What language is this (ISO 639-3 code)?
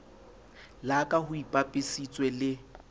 sot